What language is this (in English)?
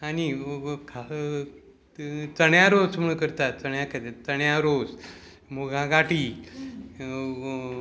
Konkani